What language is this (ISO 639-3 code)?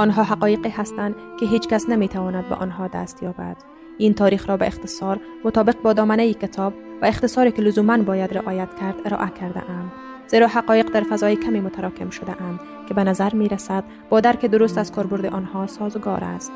fas